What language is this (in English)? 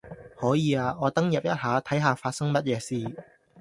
Cantonese